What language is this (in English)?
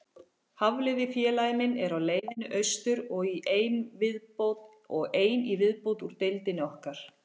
Icelandic